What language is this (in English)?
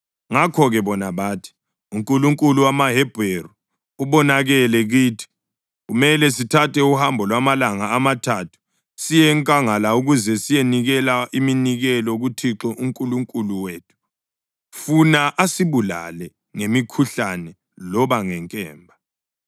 North Ndebele